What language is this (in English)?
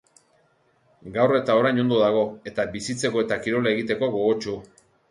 Basque